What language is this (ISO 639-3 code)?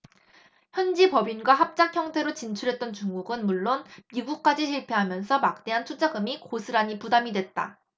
kor